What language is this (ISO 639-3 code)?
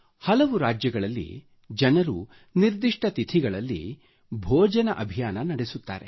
kan